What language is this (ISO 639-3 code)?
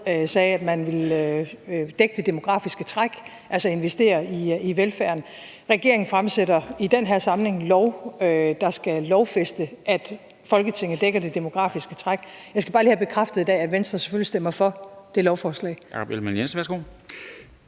dan